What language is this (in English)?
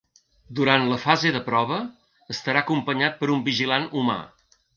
Catalan